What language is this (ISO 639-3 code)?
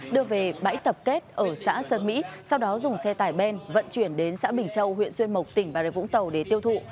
vie